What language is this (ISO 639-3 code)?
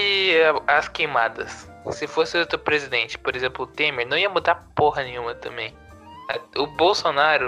por